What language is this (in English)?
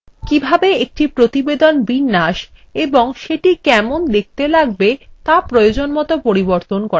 Bangla